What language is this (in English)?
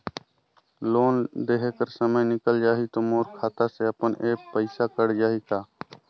Chhattisgarhi